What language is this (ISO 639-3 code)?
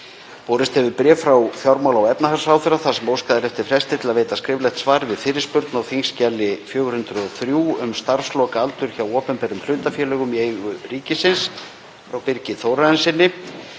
isl